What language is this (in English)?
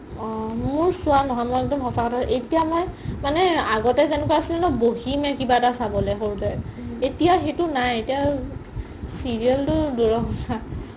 Assamese